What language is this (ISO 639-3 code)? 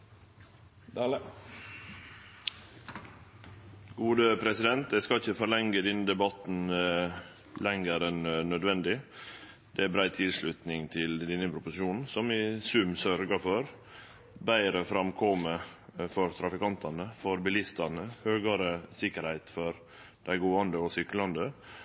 nno